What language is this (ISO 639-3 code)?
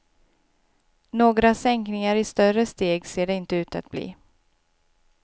swe